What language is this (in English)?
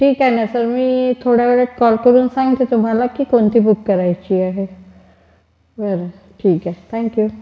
Marathi